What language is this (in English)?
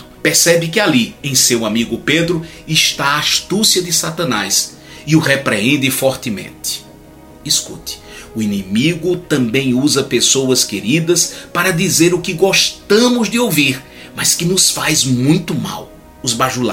Portuguese